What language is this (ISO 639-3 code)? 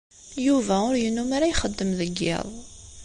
kab